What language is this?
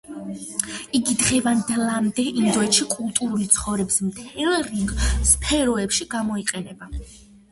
Georgian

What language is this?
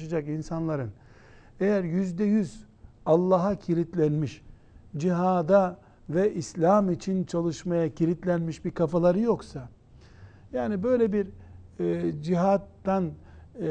Turkish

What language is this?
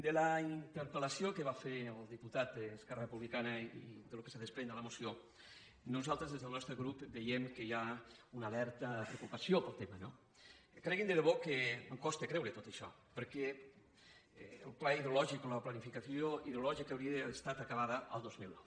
Catalan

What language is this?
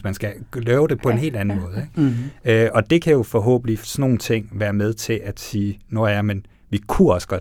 Danish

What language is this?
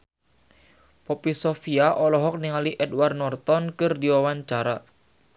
Sundanese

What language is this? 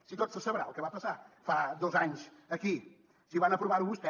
Catalan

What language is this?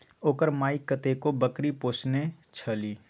Maithili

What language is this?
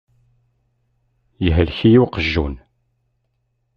Kabyle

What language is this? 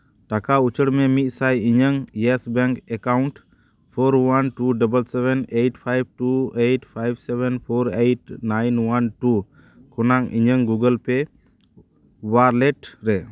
Santali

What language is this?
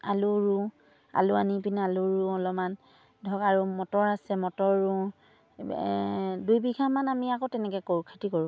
Assamese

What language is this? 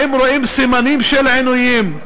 Hebrew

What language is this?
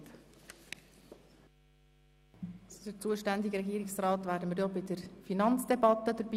Swiss German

